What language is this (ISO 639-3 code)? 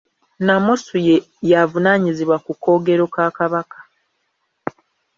lug